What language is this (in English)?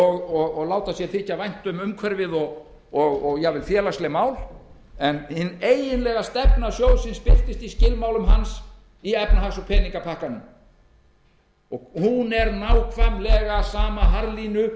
Icelandic